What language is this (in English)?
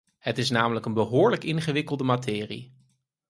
Dutch